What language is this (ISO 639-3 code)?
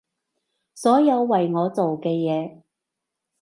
yue